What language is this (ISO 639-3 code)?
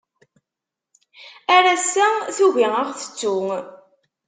kab